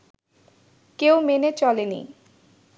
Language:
Bangla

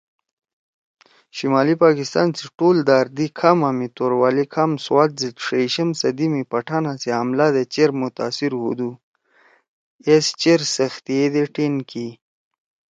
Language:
Torwali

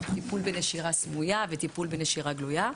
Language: Hebrew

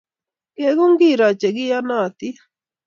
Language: Kalenjin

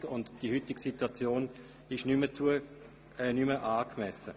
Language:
Swiss German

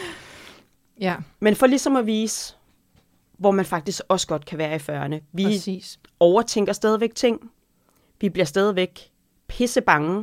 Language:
Danish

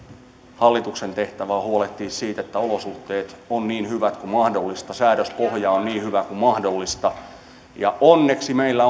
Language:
Finnish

